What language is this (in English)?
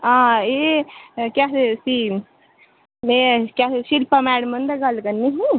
Dogri